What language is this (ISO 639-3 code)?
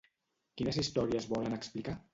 cat